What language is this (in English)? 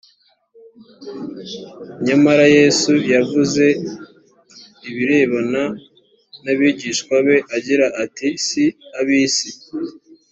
Kinyarwanda